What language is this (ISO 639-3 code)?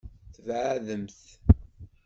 kab